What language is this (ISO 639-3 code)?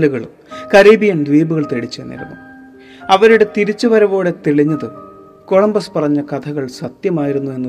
mal